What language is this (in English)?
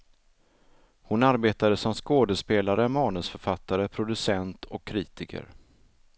Swedish